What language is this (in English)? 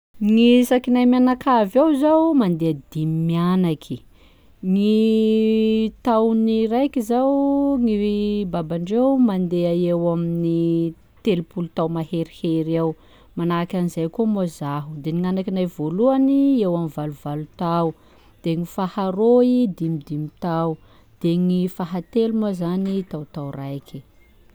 Sakalava Malagasy